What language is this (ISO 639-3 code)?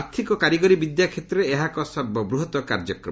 ori